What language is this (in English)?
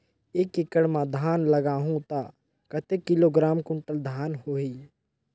Chhattisgarhi